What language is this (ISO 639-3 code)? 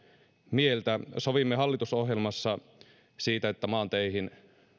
fin